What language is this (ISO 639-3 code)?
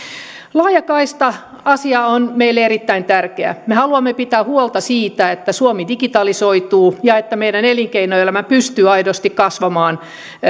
fin